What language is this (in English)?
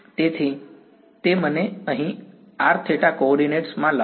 Gujarati